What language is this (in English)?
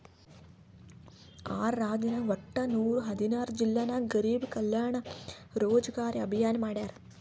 Kannada